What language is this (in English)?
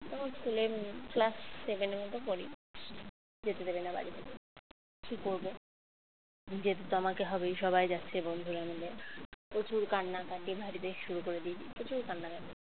Bangla